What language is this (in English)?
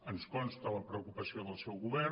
Catalan